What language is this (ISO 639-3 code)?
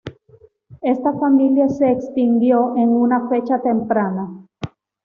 spa